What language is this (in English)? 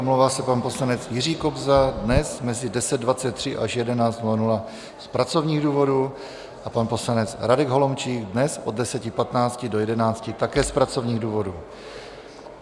Czech